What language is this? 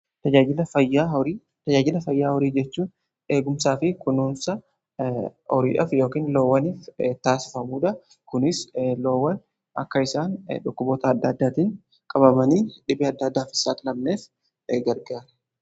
Oromo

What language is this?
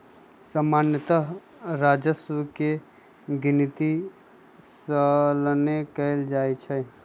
Magahi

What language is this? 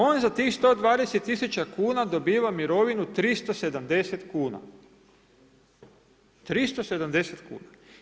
Croatian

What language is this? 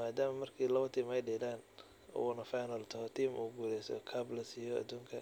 Somali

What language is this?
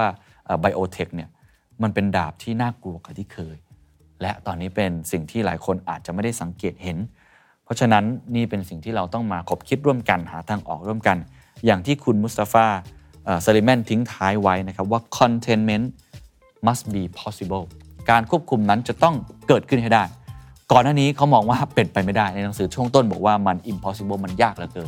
Thai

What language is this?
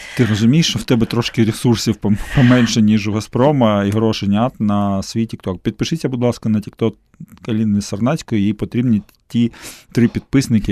Ukrainian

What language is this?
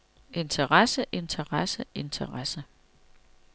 Danish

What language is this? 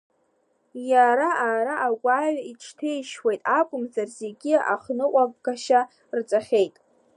Abkhazian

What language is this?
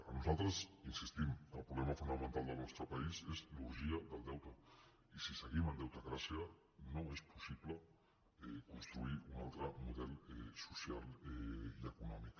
Catalan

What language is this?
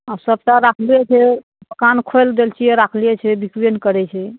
Maithili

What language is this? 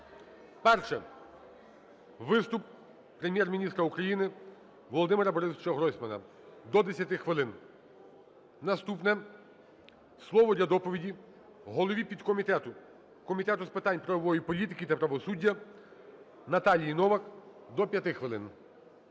Ukrainian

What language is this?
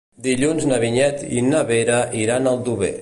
Catalan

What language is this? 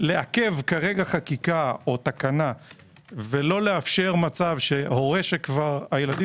Hebrew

